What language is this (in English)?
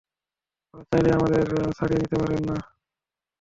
Bangla